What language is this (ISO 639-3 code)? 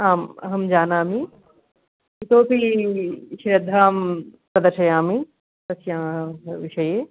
san